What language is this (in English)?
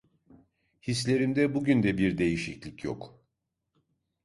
Turkish